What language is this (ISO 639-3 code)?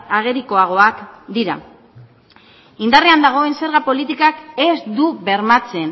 eus